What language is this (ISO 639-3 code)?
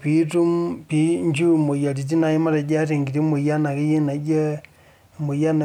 mas